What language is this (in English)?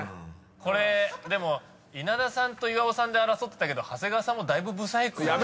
Japanese